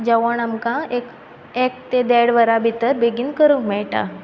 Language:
Konkani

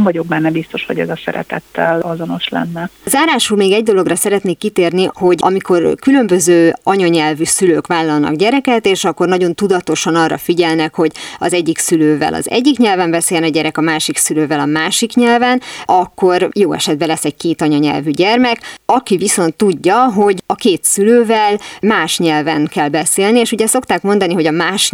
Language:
Hungarian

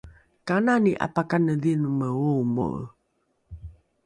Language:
Rukai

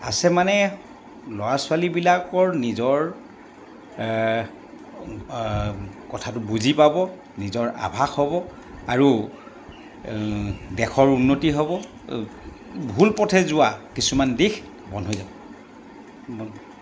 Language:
Assamese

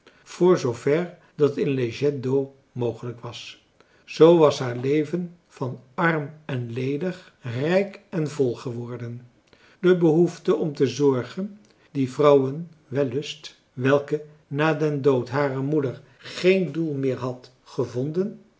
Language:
Dutch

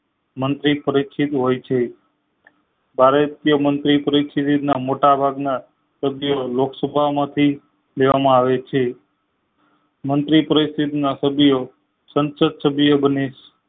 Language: Gujarati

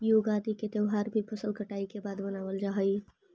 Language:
Magahi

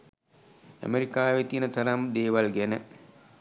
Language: Sinhala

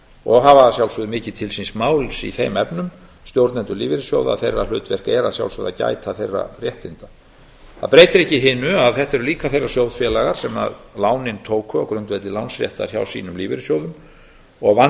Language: Icelandic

